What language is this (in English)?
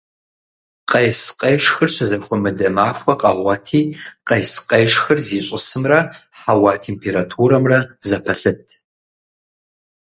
Kabardian